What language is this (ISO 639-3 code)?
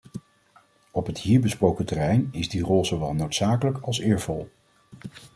nld